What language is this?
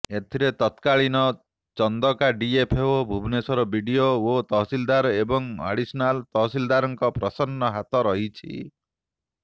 Odia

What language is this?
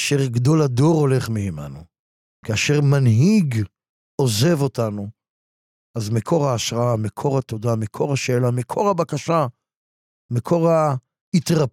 Hebrew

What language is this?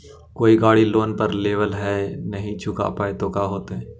Magahi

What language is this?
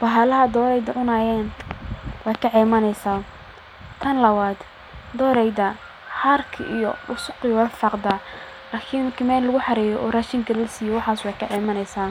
Somali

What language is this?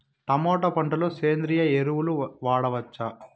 Telugu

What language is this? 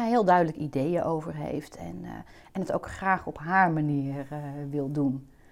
Dutch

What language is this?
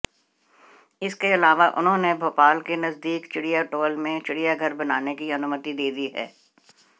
Hindi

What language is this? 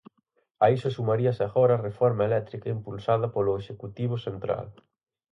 Galician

